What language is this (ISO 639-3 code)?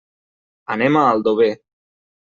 cat